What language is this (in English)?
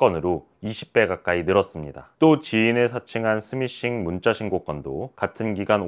Korean